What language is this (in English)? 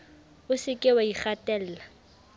Southern Sotho